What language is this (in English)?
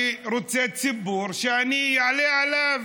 Hebrew